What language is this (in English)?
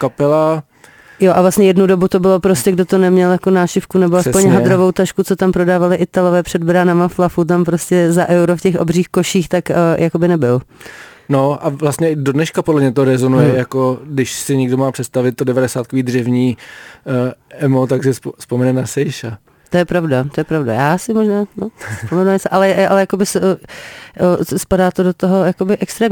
Czech